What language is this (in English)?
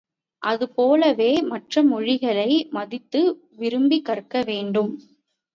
Tamil